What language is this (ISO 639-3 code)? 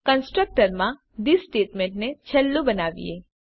guj